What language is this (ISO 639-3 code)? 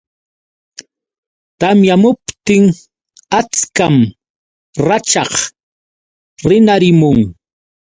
qux